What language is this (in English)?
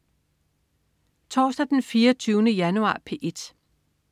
Danish